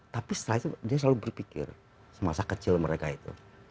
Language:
Indonesian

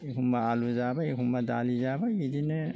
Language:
Bodo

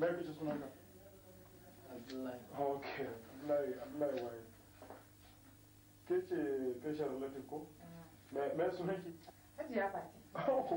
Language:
Arabic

